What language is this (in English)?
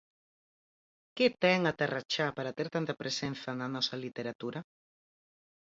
Galician